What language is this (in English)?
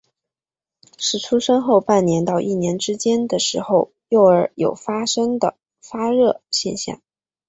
Chinese